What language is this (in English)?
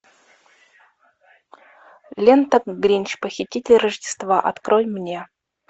Russian